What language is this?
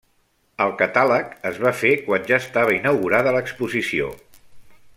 Catalan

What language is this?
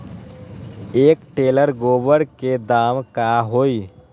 Magahi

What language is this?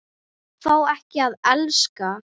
Icelandic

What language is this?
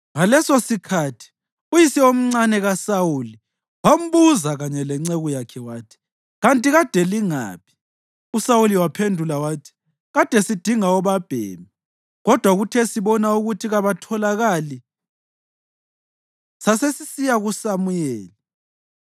North Ndebele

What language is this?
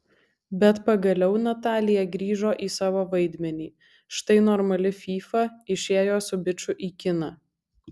Lithuanian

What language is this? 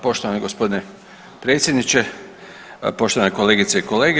Croatian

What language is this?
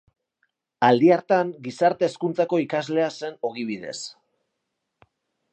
Basque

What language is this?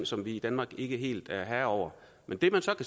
Danish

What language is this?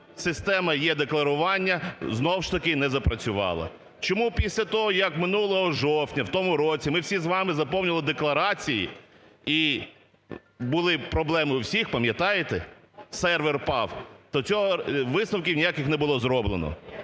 Ukrainian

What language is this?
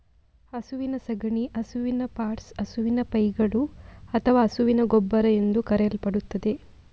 Kannada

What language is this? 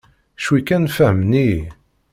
Kabyle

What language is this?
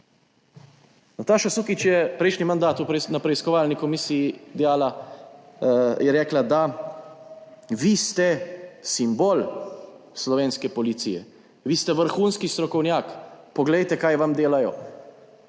Slovenian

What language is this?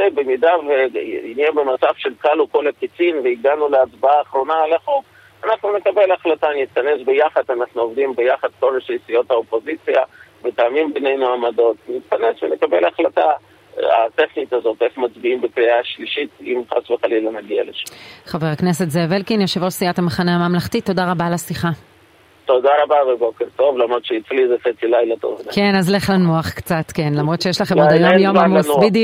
Hebrew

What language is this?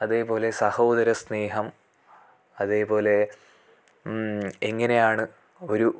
Malayalam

